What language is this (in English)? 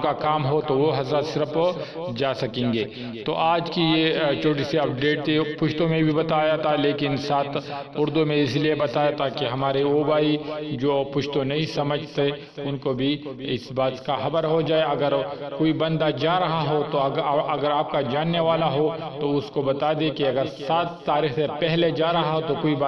Dutch